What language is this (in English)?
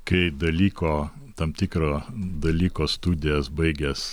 Lithuanian